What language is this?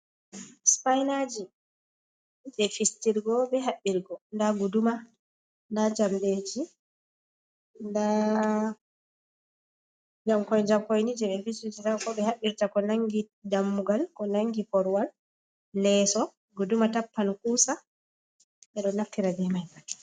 Fula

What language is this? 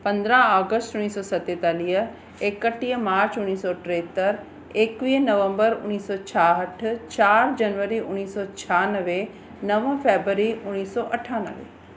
Sindhi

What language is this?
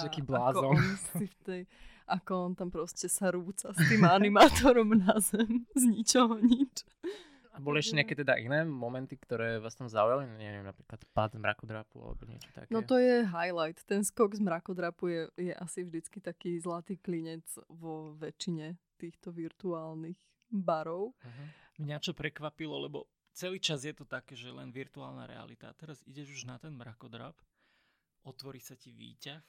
Slovak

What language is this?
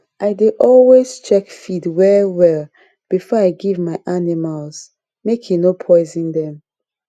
Nigerian Pidgin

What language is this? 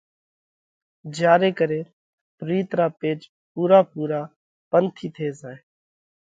Parkari Koli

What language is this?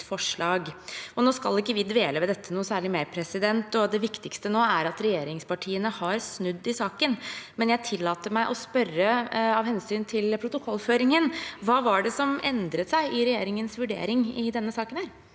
Norwegian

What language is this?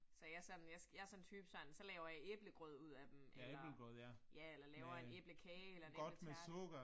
Danish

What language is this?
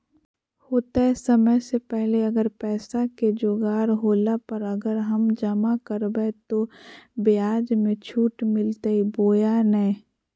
Magahi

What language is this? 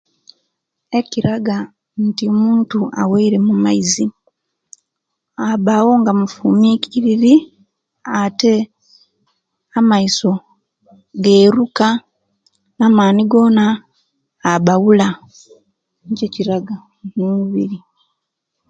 Kenyi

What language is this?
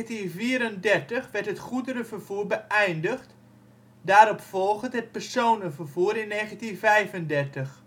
Dutch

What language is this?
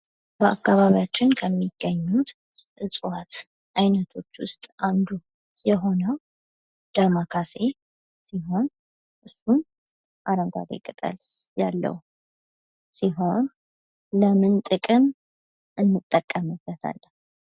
Amharic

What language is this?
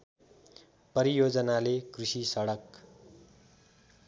Nepali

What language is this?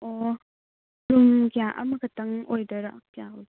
Manipuri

